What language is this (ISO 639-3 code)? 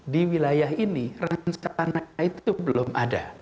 ind